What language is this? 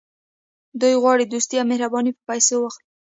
Pashto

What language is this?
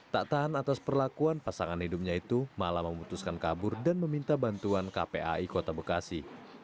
Indonesian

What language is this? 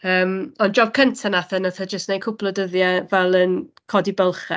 Welsh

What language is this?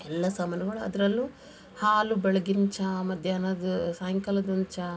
Kannada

